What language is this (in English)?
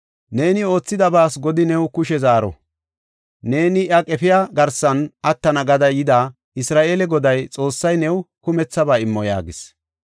Gofa